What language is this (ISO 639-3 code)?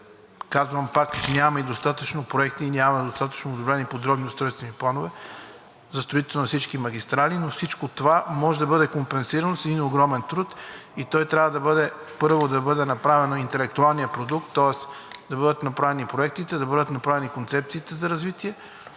bul